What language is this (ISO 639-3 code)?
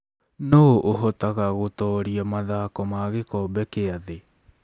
kik